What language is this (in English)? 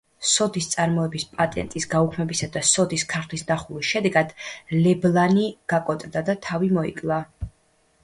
Georgian